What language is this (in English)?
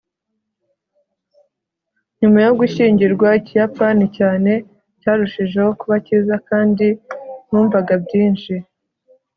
Kinyarwanda